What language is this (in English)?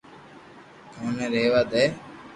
Loarki